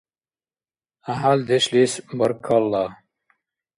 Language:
Dargwa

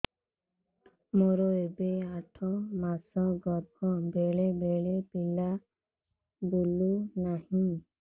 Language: Odia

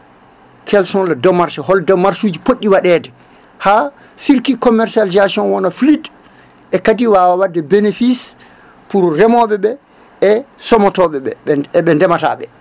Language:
Fula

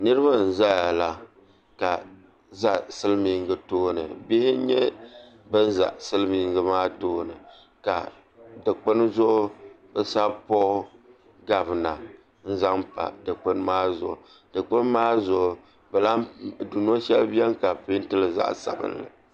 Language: Dagbani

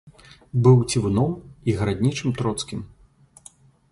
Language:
Belarusian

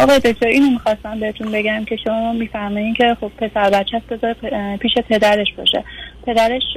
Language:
Persian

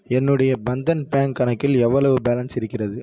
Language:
Tamil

